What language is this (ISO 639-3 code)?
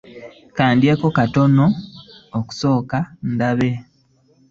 lug